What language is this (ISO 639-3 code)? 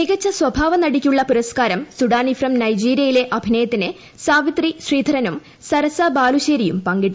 mal